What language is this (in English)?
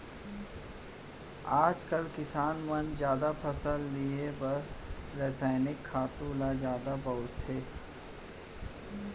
Chhattisgarhi